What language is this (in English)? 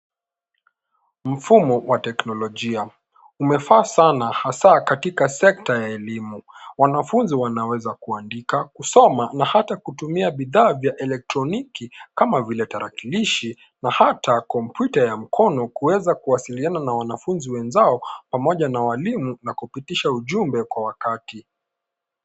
Swahili